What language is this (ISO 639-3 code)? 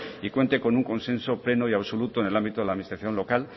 spa